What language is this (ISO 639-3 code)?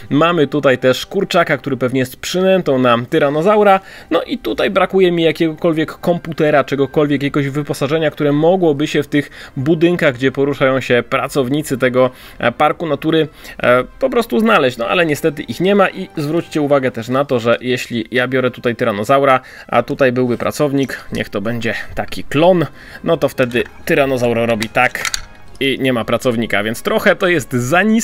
pol